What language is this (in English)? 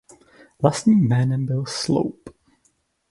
Czech